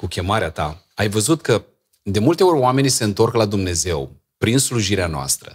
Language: Romanian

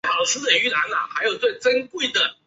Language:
Chinese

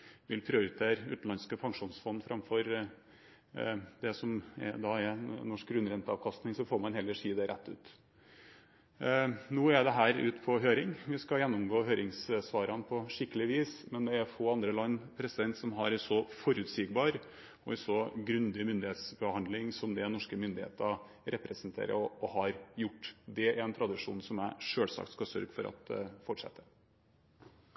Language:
Norwegian Bokmål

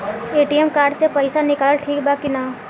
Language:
Bhojpuri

